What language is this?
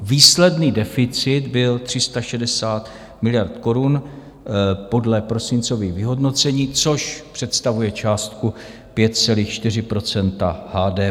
Czech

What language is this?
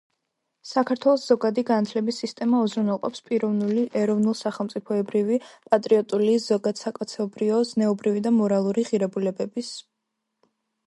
Georgian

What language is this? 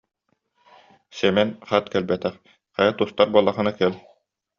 Yakut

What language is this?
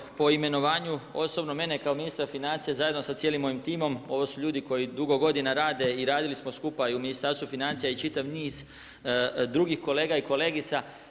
Croatian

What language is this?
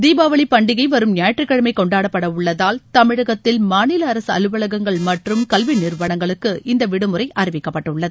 Tamil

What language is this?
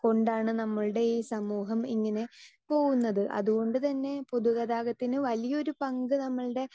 Malayalam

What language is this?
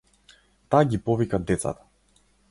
Macedonian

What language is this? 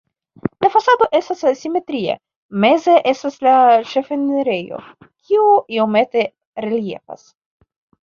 Esperanto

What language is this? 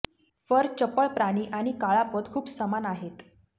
Marathi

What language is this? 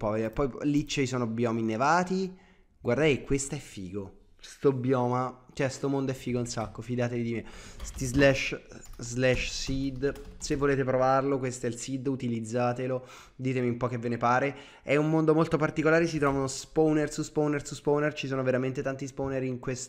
Italian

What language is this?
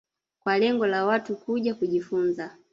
Swahili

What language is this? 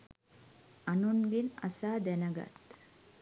Sinhala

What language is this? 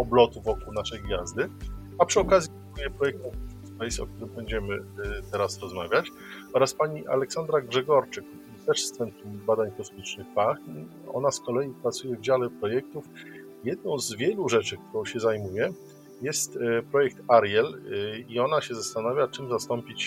Polish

